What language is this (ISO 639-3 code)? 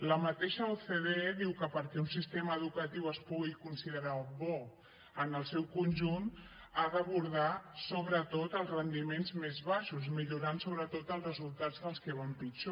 cat